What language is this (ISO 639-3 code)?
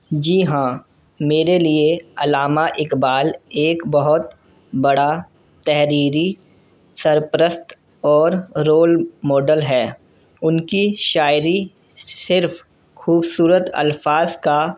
urd